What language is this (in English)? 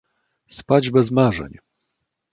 Polish